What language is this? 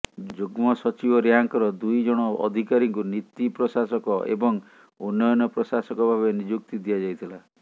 Odia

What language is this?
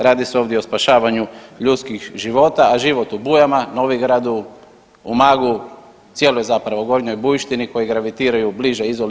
Croatian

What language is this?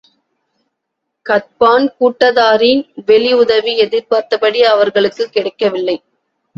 Tamil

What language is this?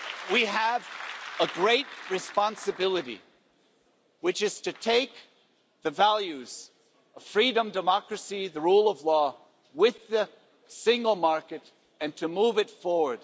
English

